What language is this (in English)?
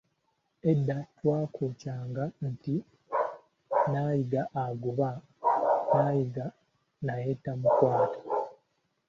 Ganda